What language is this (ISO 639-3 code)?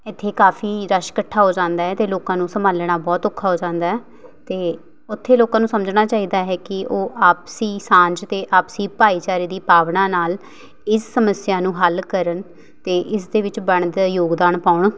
pan